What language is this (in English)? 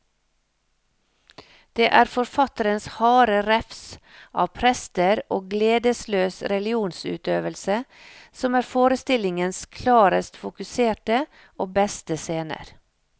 Norwegian